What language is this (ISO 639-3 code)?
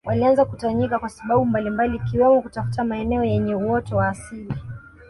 swa